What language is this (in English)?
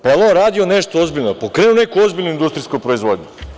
Serbian